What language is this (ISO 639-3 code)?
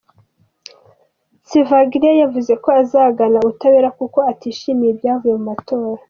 kin